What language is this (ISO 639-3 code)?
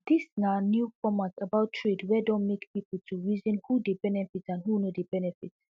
pcm